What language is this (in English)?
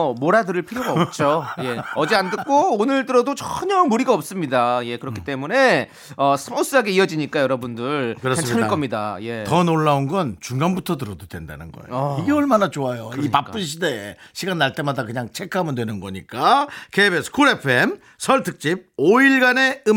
Korean